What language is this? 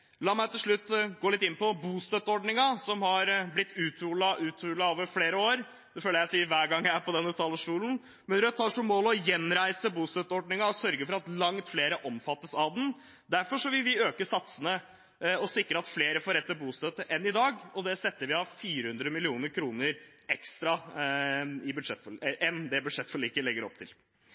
Norwegian Bokmål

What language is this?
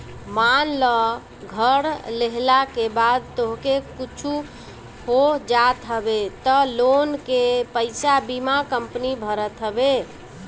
Bhojpuri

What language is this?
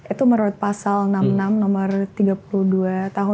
Indonesian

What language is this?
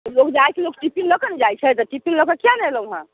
Maithili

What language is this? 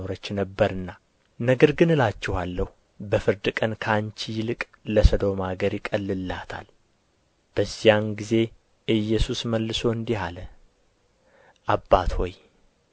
Amharic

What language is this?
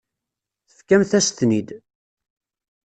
Kabyle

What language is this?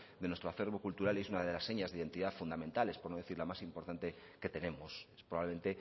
Spanish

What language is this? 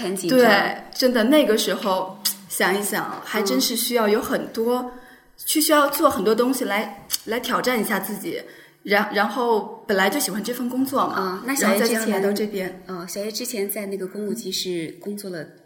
Chinese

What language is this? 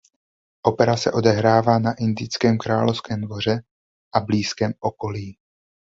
Czech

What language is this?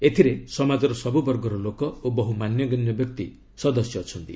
Odia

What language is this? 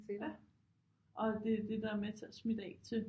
Danish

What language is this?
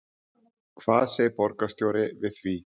Icelandic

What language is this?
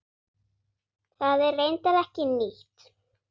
Icelandic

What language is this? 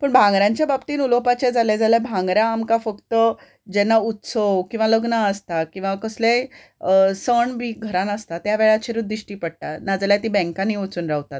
Konkani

